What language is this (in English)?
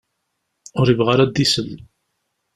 Kabyle